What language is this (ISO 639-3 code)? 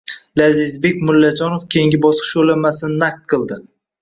uzb